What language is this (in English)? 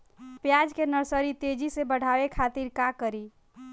Bhojpuri